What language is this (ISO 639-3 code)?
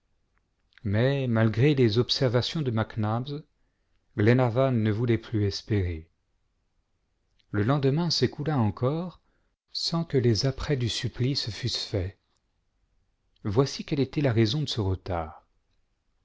fra